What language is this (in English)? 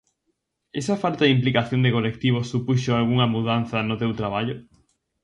Galician